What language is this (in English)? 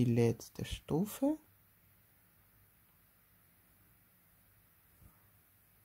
German